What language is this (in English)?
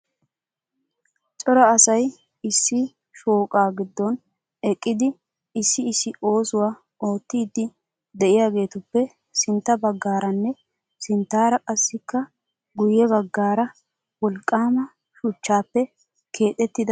Wolaytta